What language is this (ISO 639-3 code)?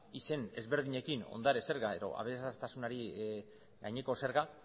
eus